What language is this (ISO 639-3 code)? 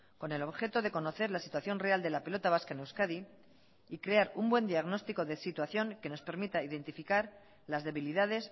spa